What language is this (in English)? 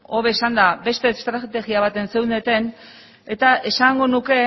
Basque